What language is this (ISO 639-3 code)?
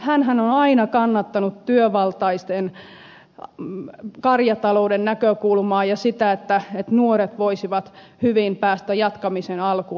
fin